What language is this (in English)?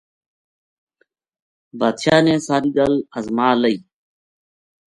Gujari